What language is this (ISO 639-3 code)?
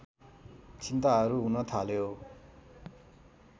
nep